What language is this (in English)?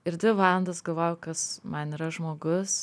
Lithuanian